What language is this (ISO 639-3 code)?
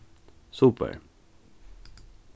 fao